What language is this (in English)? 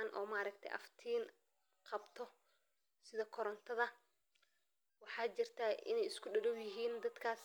Somali